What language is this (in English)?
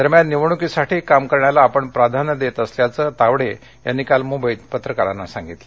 Marathi